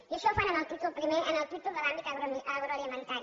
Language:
Catalan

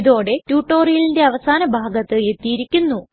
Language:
Malayalam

